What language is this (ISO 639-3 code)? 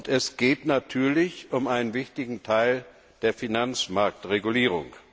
deu